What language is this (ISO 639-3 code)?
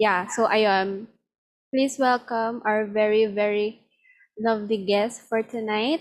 fil